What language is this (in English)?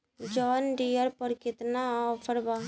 Bhojpuri